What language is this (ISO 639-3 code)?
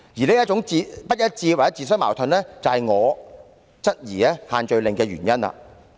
yue